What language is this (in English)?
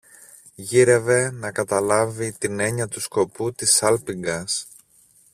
Greek